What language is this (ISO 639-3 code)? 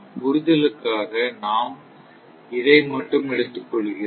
tam